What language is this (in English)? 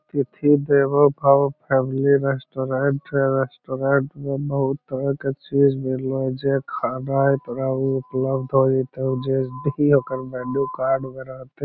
Magahi